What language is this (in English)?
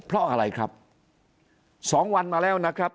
Thai